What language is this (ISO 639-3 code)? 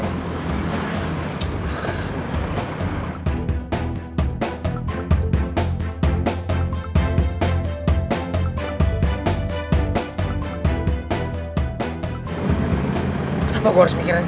ind